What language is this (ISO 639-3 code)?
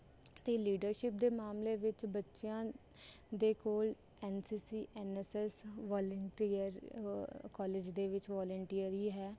pan